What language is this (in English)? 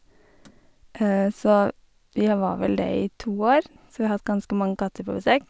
Norwegian